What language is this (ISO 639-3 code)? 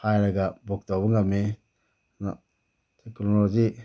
mni